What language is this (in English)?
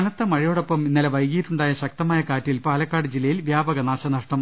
Malayalam